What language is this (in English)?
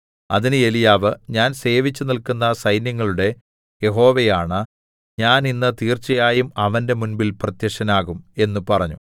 Malayalam